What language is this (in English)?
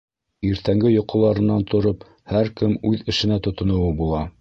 Bashkir